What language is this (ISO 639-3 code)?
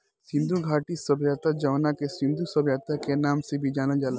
bho